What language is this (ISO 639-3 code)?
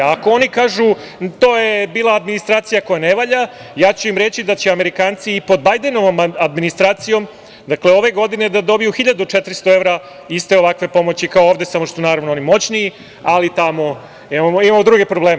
srp